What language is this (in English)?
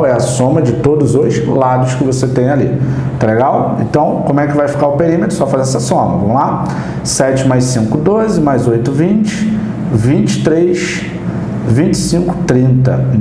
Portuguese